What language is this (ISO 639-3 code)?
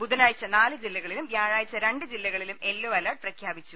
mal